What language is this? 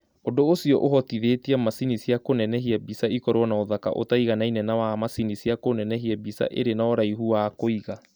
Kikuyu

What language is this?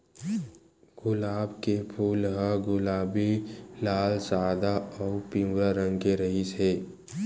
Chhattisgarhi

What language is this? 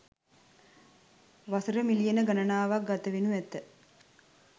Sinhala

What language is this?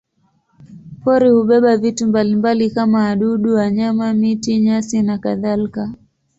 Swahili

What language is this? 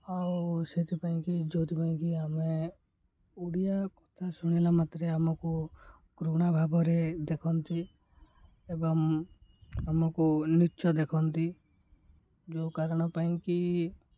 Odia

